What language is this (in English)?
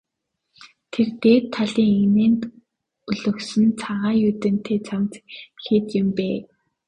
Mongolian